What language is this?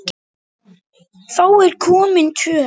Icelandic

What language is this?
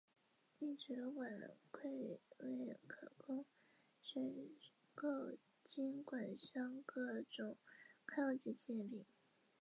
Chinese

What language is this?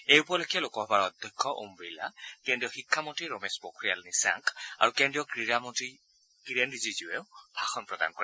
Assamese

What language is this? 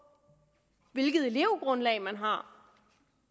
Danish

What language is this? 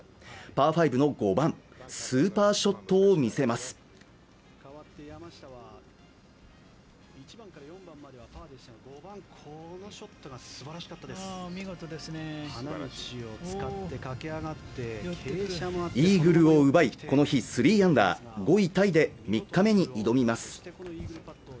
Japanese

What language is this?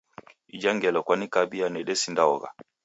Taita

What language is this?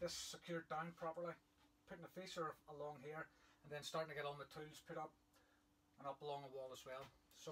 English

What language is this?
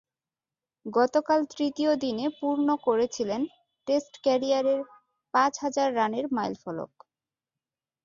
Bangla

